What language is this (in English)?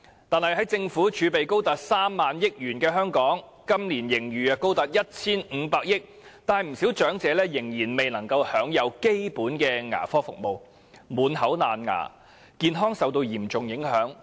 Cantonese